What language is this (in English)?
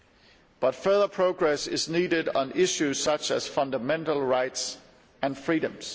English